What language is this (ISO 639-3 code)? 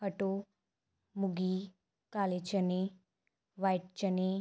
pan